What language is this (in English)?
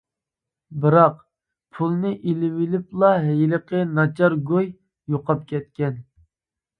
Uyghur